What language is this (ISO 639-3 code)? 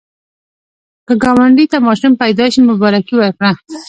pus